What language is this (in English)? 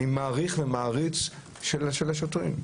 Hebrew